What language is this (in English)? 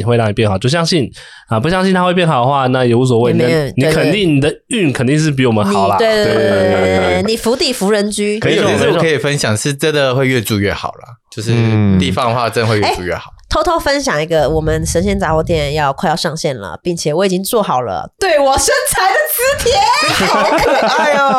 Chinese